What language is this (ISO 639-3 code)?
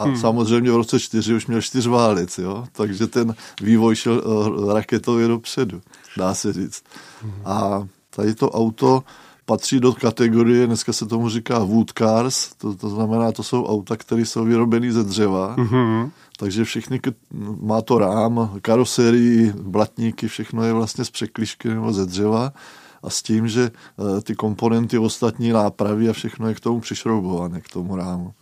ces